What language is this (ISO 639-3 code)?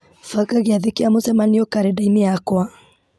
kik